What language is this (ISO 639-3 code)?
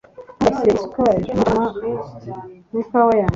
kin